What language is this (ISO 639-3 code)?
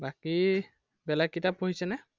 asm